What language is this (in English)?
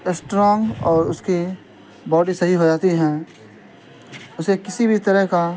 Urdu